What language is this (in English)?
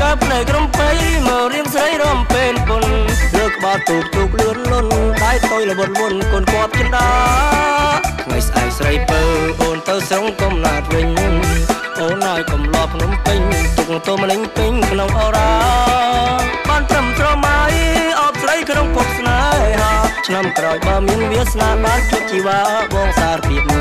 Thai